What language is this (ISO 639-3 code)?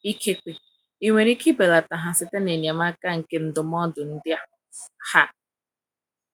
ibo